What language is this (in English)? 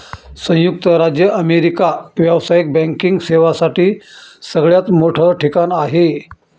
Marathi